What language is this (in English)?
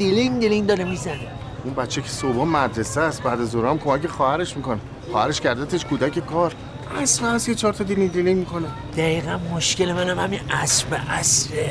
Persian